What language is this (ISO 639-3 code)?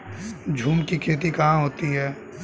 hin